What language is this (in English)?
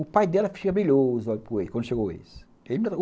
Portuguese